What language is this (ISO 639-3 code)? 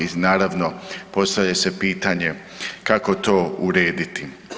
hrv